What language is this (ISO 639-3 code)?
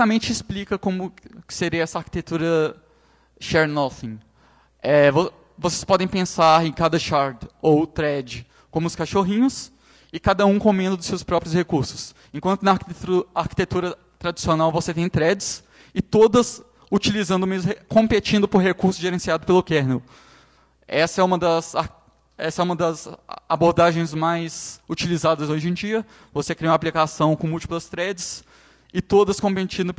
por